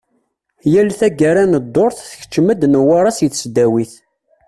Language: Kabyle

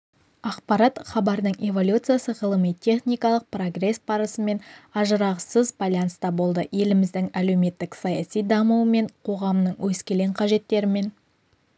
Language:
Kazakh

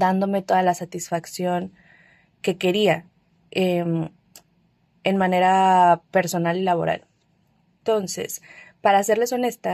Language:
Spanish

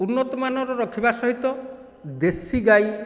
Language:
Odia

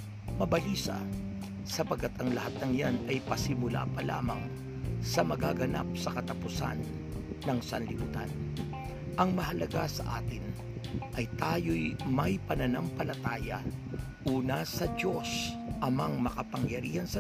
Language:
Filipino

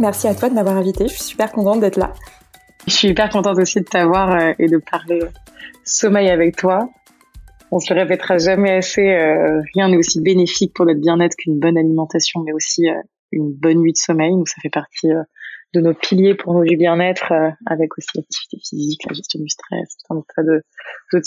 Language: French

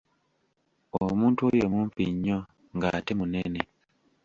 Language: Ganda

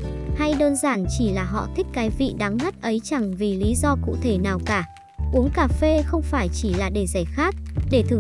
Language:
Vietnamese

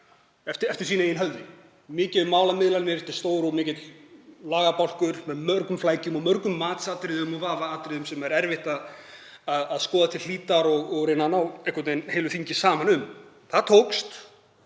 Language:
Icelandic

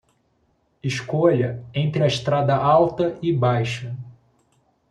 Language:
Portuguese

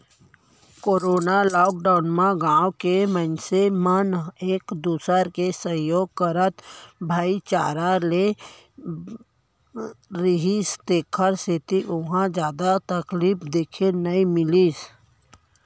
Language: Chhattisgarhi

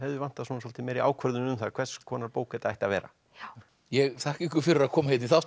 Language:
Icelandic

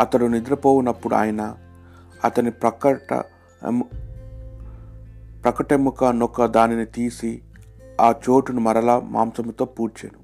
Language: Telugu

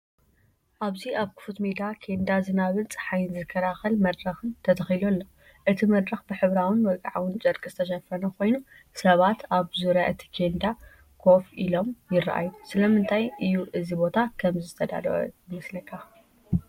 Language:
Tigrinya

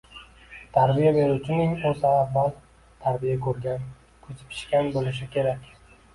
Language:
Uzbek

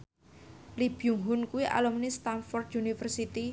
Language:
Javanese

